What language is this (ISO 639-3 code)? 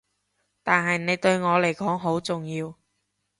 yue